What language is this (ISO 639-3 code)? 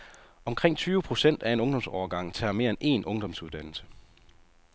dan